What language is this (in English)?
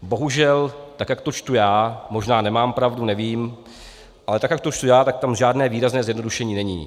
Czech